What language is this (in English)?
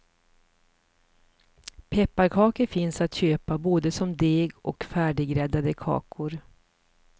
Swedish